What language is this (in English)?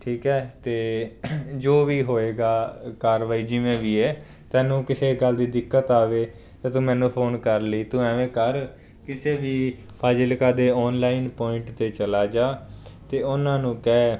Punjabi